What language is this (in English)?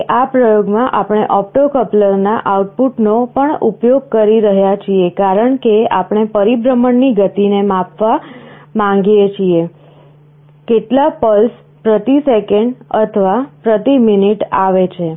Gujarati